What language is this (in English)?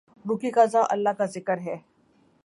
Urdu